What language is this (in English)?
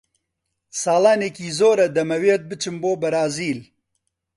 Central Kurdish